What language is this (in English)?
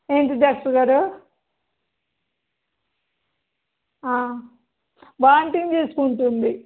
Telugu